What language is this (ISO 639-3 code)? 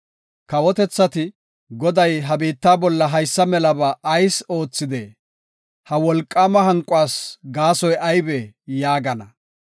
gof